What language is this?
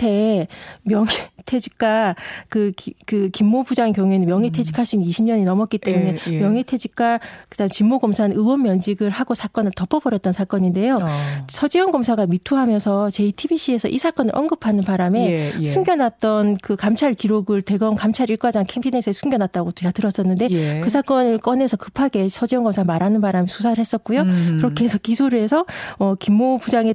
Korean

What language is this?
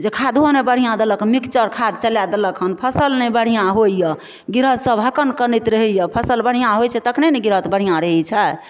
Maithili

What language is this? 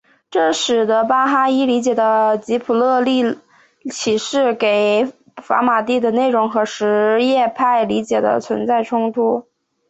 Chinese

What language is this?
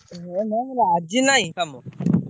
Odia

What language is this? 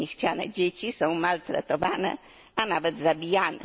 Polish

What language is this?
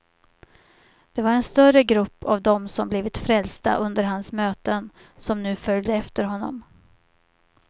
Swedish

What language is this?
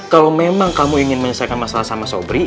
Indonesian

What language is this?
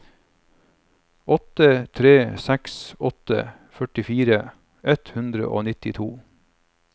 Norwegian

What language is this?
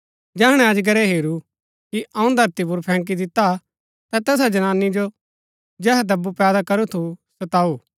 Gaddi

